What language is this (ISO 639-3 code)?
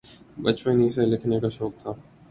urd